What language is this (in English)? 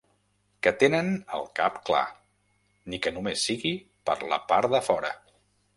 Catalan